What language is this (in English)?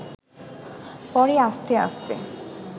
Bangla